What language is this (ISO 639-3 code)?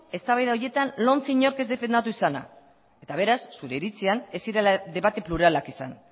eus